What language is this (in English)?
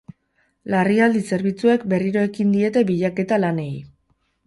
Basque